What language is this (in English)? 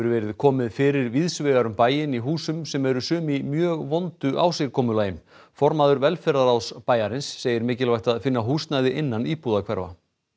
Icelandic